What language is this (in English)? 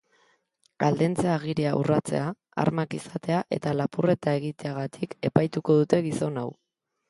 Basque